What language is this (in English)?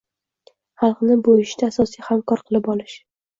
Uzbek